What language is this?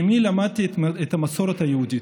Hebrew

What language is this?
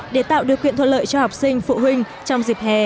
Vietnamese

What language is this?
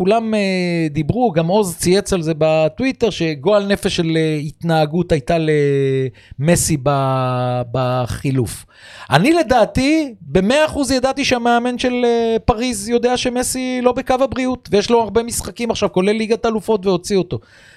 Hebrew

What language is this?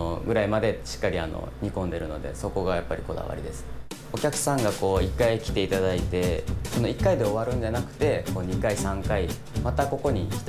Japanese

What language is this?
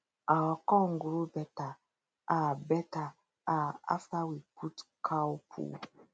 Nigerian Pidgin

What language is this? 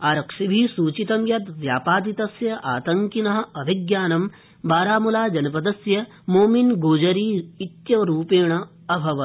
Sanskrit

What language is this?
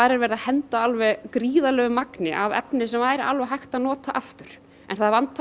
Icelandic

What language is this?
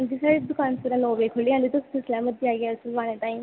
Dogri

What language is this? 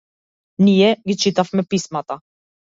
Macedonian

